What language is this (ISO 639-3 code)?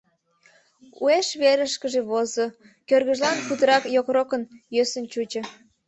chm